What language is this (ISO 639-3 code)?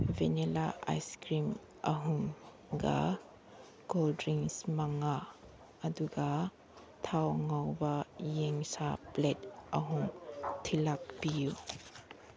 mni